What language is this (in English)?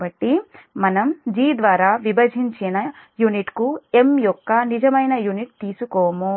Telugu